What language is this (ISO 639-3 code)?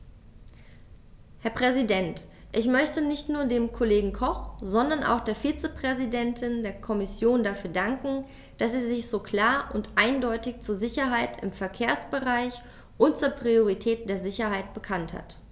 deu